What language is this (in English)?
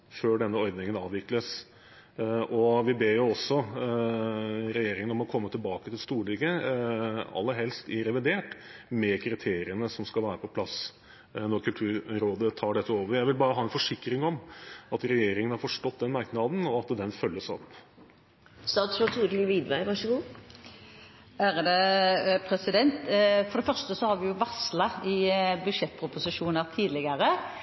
Norwegian Bokmål